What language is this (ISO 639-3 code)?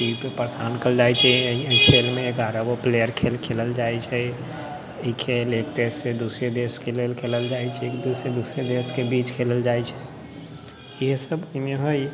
mai